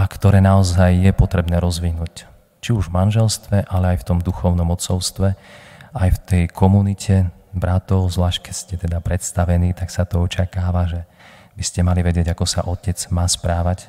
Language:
Slovak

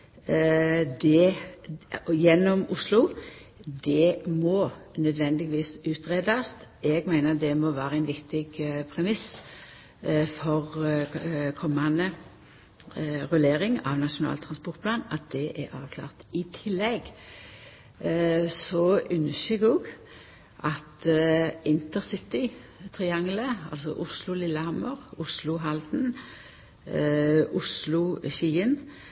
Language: Norwegian Nynorsk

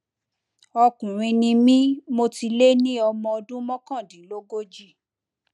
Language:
Yoruba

